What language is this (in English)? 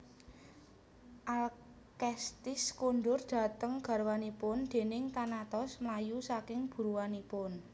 Javanese